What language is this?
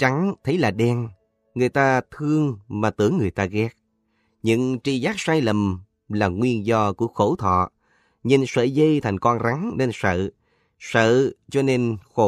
Vietnamese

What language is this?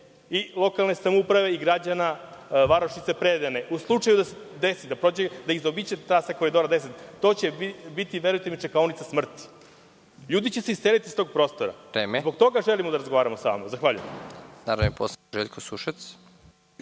Serbian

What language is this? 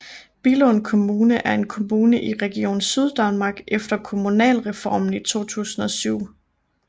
Danish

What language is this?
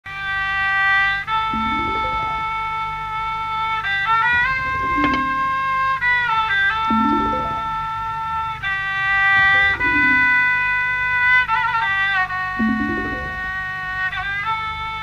Malay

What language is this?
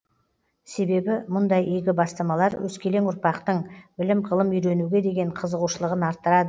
Kazakh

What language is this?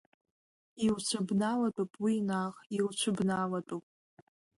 Abkhazian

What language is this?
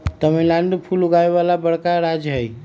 Magahi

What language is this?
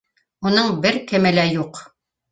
Bashkir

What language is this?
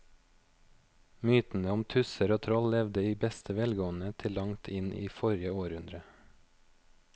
Norwegian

